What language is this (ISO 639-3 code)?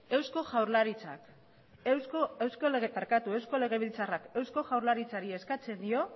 eus